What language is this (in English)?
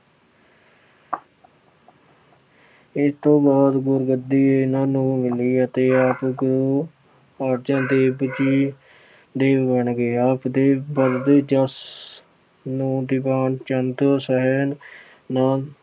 Punjabi